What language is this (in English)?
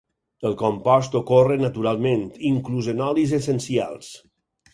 Catalan